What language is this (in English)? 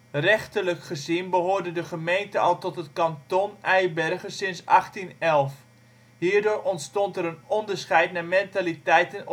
Dutch